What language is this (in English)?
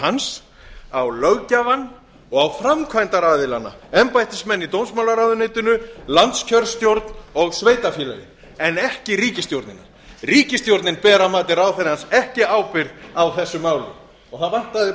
Icelandic